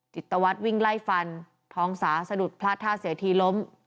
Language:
Thai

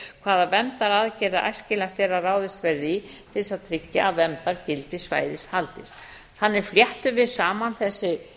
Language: Icelandic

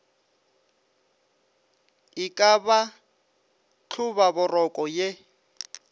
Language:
Northern Sotho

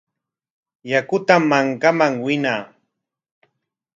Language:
Corongo Ancash Quechua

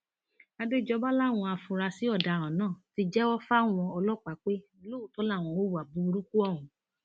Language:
Yoruba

